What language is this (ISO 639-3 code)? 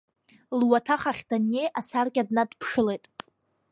abk